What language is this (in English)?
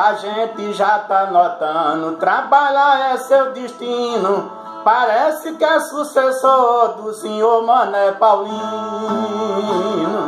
Portuguese